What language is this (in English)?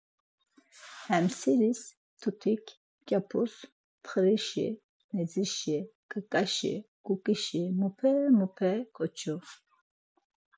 Laz